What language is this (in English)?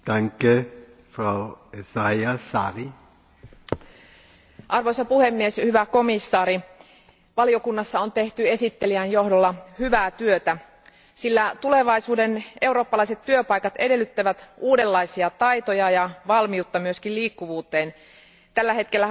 Finnish